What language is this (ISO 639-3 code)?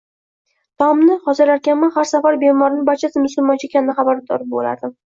uzb